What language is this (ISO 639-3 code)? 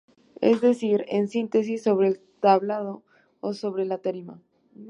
spa